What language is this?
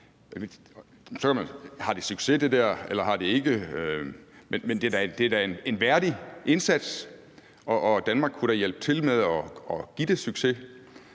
Danish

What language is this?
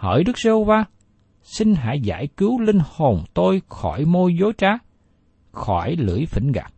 Vietnamese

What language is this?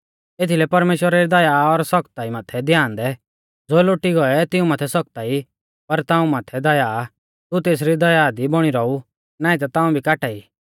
Mahasu Pahari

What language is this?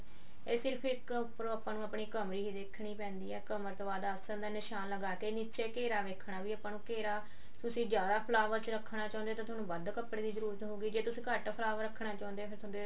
Punjabi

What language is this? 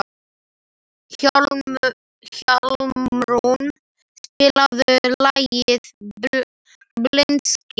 Icelandic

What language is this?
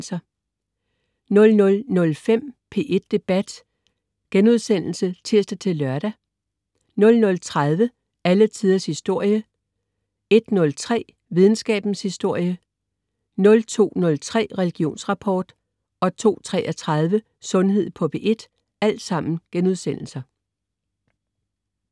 Danish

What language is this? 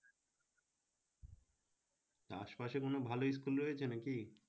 Bangla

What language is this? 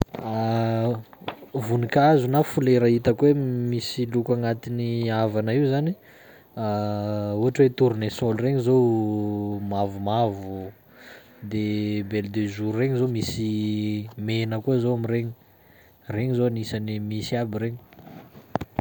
Sakalava Malagasy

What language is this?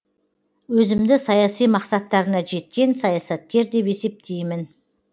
Kazakh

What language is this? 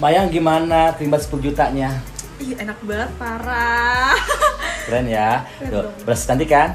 Indonesian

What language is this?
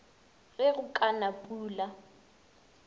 Northern Sotho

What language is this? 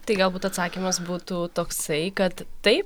Lithuanian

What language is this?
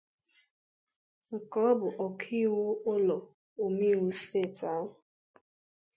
Igbo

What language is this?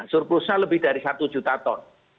Indonesian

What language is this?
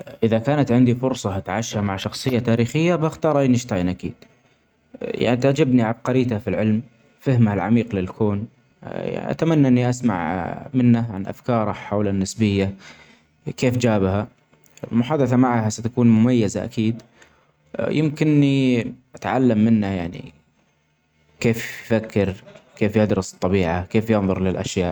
Omani Arabic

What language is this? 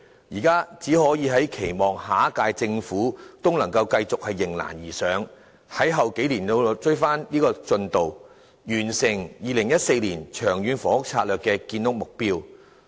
Cantonese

